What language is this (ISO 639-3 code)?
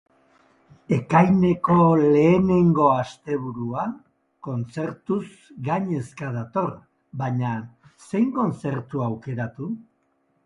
eus